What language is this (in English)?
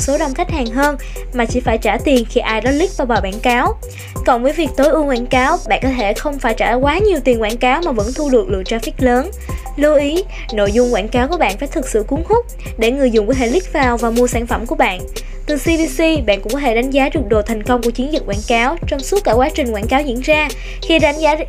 Vietnamese